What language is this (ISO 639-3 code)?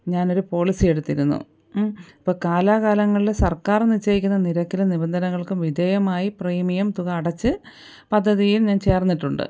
mal